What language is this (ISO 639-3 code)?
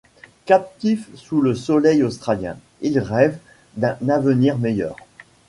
fra